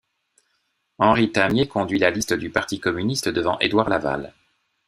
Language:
French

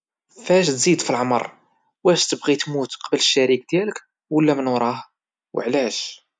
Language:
Moroccan Arabic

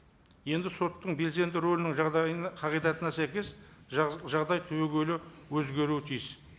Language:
Kazakh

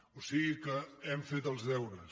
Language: Catalan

